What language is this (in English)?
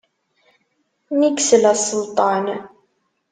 Kabyle